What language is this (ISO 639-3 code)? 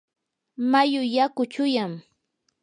qur